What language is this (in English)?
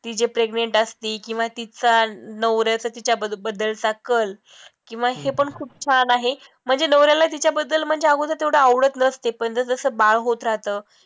Marathi